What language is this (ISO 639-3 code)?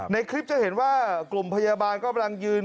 tha